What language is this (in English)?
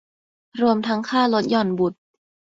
Thai